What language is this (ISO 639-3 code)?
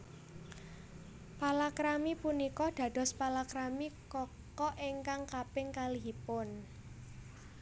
jav